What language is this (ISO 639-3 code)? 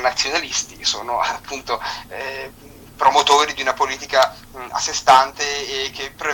ita